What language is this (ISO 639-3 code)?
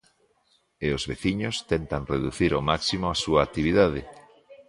glg